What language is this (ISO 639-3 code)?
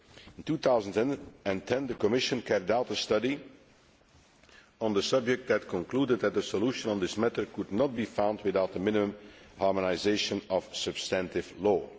eng